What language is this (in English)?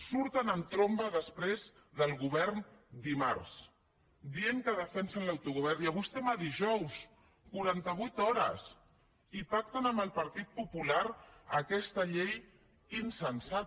Catalan